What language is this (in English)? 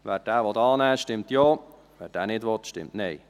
Swiss German